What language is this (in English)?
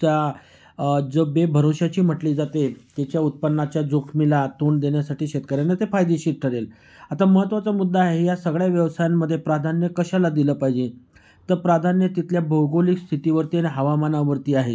Marathi